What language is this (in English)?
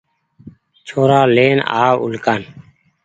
Goaria